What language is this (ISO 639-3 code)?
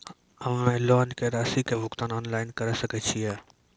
mai